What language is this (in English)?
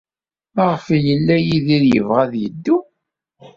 Kabyle